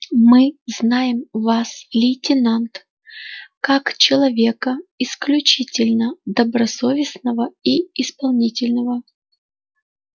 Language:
Russian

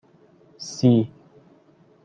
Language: Persian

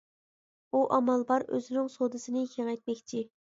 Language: Uyghur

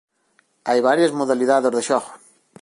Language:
Galician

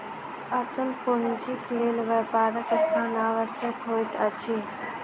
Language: Maithili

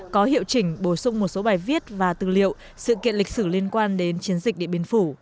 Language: Vietnamese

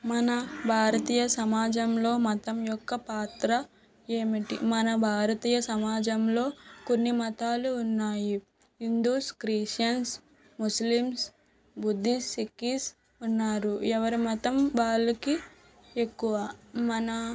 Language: Telugu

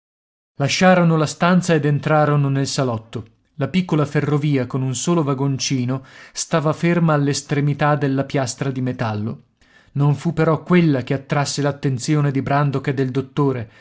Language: Italian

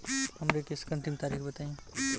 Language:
Bhojpuri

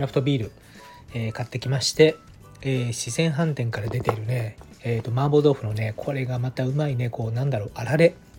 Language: Japanese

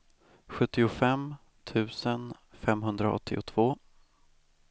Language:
Swedish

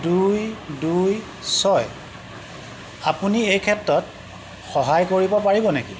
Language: Assamese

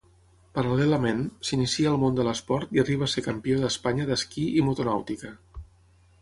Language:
Catalan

